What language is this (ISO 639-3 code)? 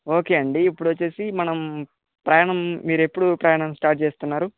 tel